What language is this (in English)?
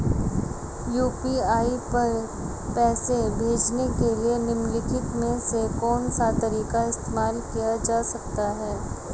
Hindi